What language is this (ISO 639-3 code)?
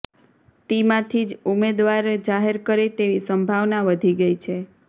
guj